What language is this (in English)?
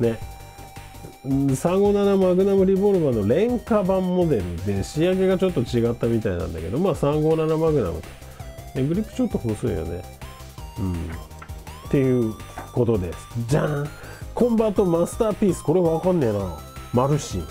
Japanese